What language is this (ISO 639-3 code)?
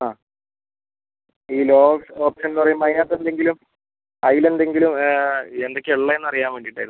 mal